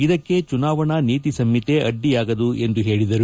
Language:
Kannada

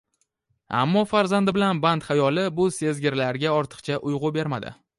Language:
Uzbek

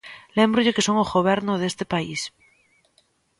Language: Galician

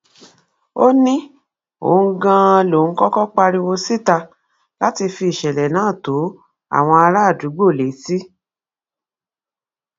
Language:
Yoruba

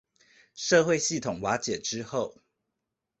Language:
Chinese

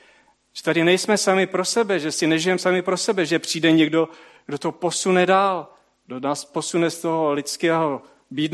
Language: Czech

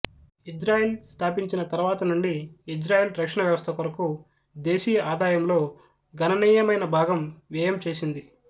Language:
Telugu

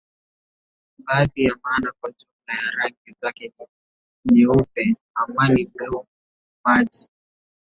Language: Swahili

